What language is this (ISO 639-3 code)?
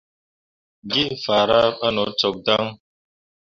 mua